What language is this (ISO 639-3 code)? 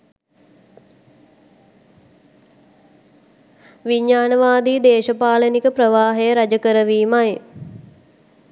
sin